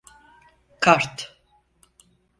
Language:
Turkish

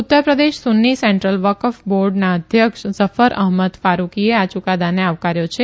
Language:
Gujarati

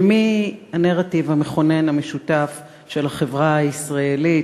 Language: Hebrew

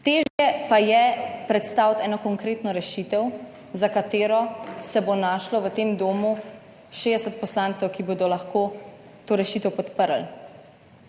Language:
Slovenian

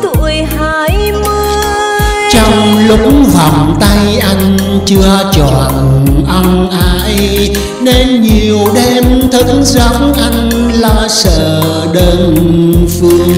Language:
Vietnamese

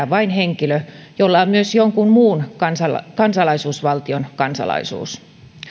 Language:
Finnish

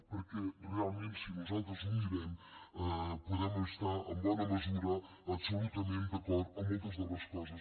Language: Catalan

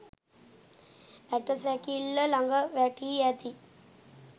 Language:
Sinhala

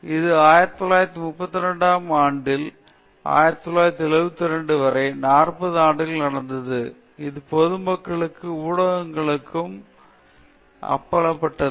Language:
Tamil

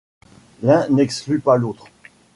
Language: French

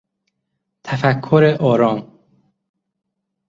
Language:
Persian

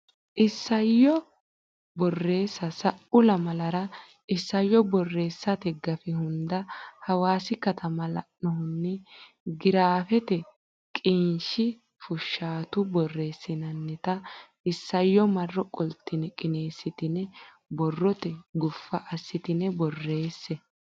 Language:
Sidamo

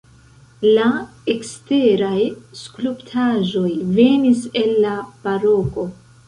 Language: Esperanto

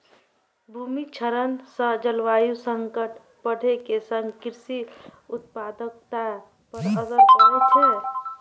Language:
Maithili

